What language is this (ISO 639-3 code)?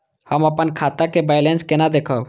mai